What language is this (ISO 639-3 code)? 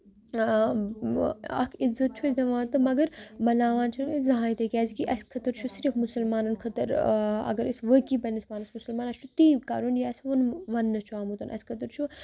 kas